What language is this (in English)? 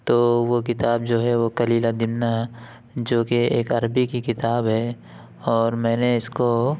Urdu